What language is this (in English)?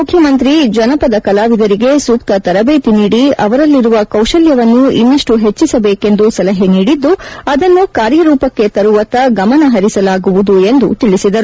Kannada